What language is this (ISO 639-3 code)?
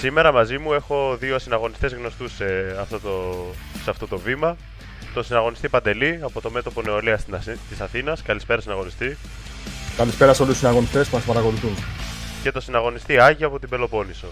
ell